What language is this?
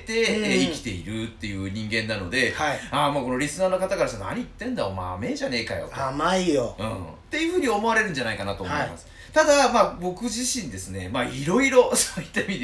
Japanese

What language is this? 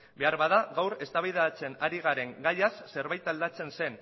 Basque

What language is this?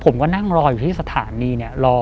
Thai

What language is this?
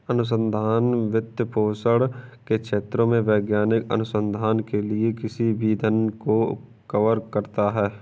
Hindi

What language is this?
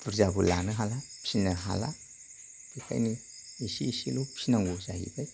Bodo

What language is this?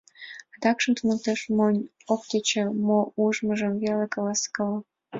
Mari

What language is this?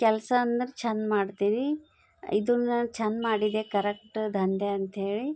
Kannada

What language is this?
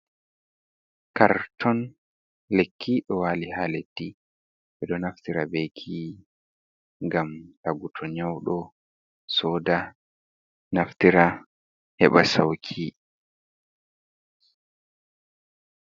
Fula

